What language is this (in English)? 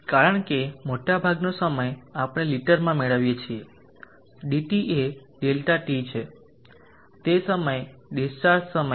Gujarati